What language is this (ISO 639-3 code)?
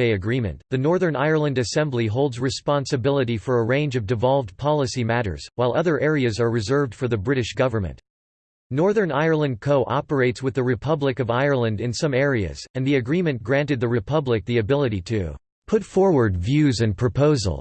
eng